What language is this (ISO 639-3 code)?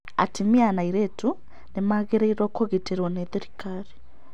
kik